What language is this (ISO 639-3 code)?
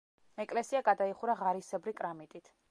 kat